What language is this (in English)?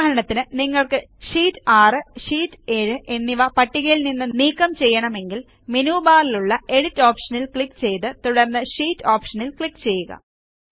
Malayalam